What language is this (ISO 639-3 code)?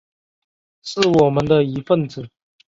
zho